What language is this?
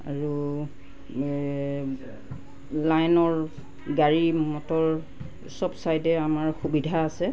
Assamese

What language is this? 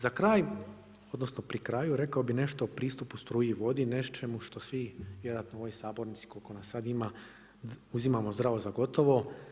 Croatian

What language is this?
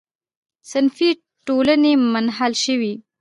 Pashto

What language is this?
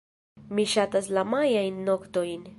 Esperanto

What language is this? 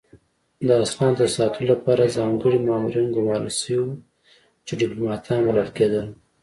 Pashto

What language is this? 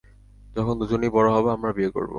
Bangla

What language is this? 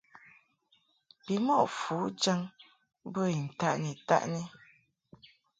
Mungaka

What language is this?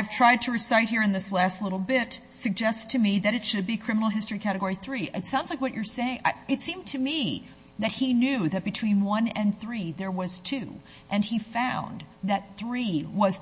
English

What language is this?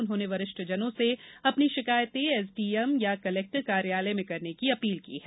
Hindi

